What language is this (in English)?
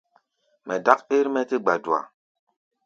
Gbaya